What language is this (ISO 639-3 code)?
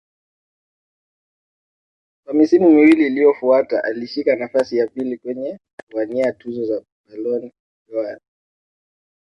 swa